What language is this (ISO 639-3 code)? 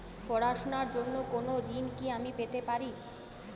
ben